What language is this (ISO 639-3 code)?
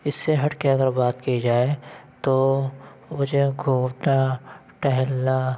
urd